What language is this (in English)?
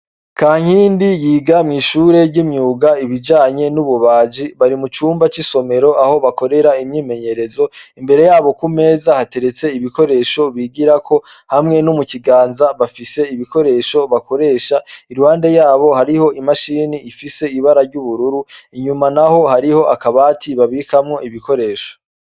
Rundi